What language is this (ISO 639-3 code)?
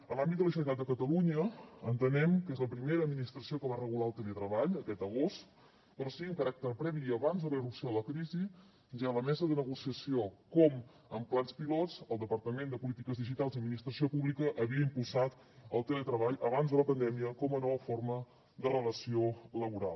cat